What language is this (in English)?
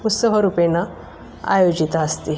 Sanskrit